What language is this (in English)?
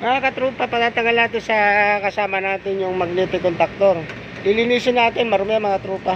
Filipino